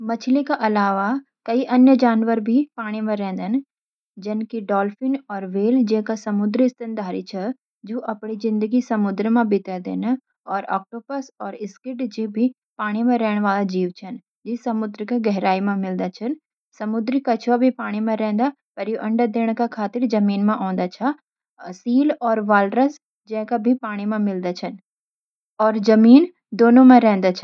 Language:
Garhwali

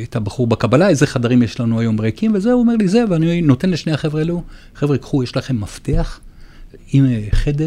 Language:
Hebrew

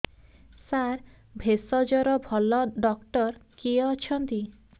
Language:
Odia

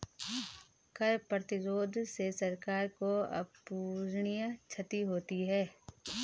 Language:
Hindi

